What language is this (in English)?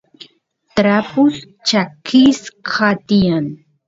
Santiago del Estero Quichua